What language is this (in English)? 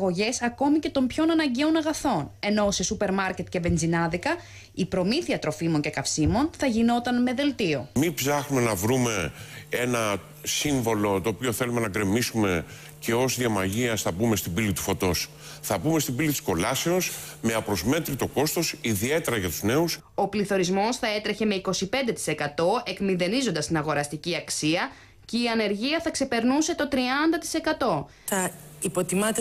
Greek